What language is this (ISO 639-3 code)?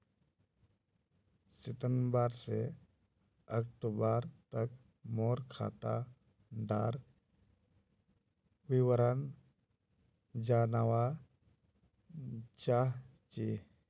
mag